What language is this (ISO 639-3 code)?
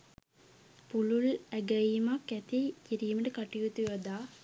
sin